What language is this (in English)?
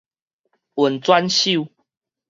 Min Nan Chinese